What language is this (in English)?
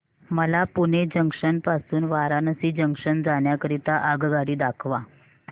Marathi